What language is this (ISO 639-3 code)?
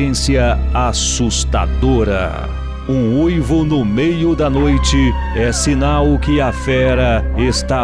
por